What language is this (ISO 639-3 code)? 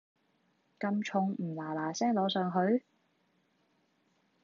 yue